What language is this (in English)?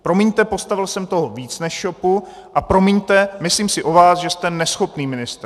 Czech